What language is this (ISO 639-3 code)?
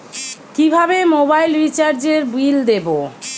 ben